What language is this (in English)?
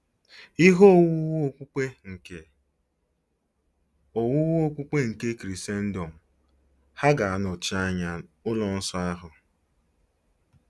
Igbo